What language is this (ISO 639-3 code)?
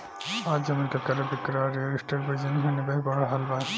bho